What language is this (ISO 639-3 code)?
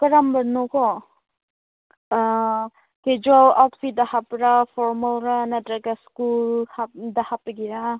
mni